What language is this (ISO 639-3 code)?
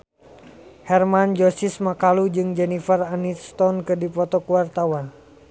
sun